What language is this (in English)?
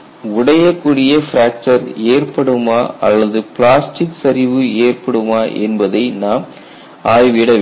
Tamil